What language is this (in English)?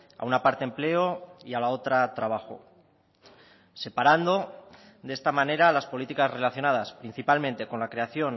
Spanish